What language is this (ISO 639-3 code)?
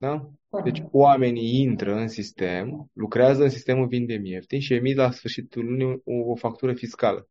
ron